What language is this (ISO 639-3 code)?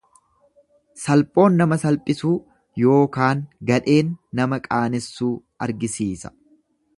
orm